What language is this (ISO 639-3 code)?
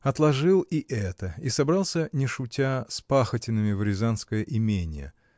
rus